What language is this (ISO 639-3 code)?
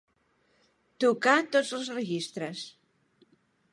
cat